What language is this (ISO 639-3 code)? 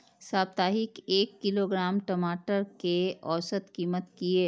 mai